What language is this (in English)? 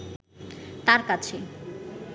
Bangla